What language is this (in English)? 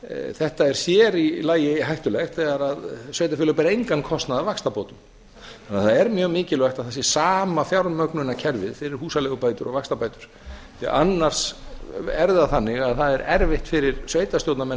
Icelandic